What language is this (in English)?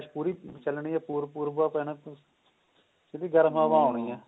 Punjabi